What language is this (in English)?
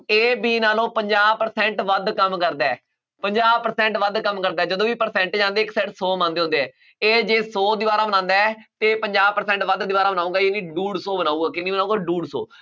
Punjabi